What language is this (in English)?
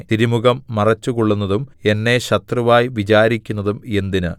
Malayalam